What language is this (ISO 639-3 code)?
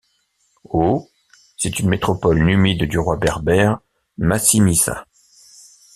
fra